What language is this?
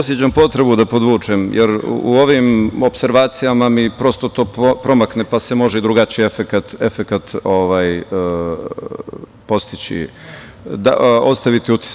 Serbian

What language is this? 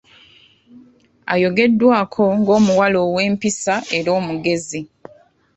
Ganda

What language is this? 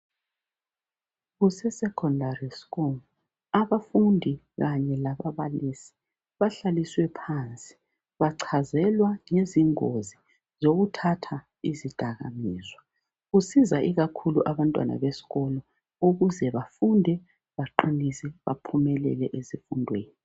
North Ndebele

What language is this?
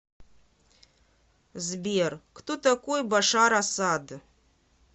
Russian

